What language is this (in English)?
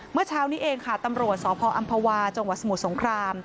Thai